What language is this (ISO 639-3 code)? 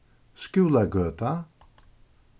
fao